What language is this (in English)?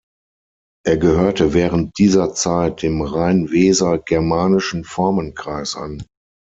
German